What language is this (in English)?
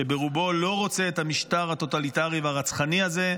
Hebrew